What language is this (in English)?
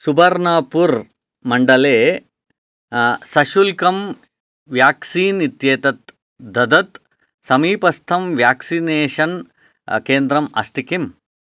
Sanskrit